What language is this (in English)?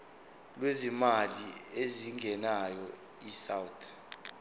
Zulu